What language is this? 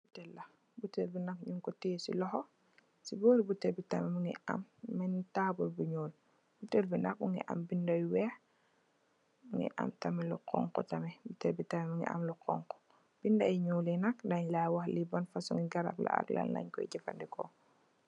Wolof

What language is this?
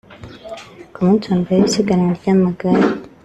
Kinyarwanda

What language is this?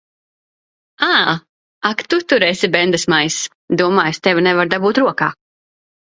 Latvian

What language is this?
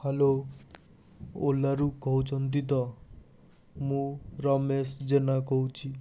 Odia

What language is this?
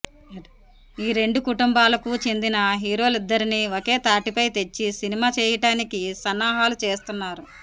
Telugu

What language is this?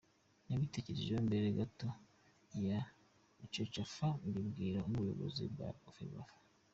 Kinyarwanda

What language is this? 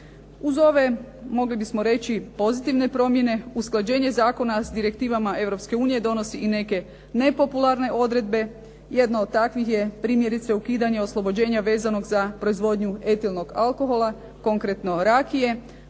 Croatian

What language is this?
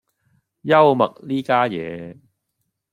Cantonese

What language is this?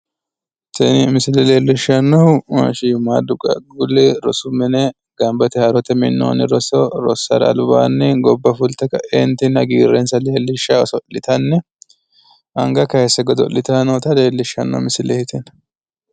Sidamo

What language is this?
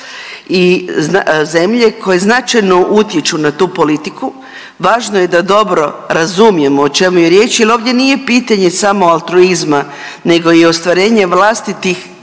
Croatian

